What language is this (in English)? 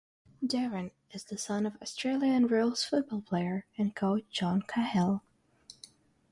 English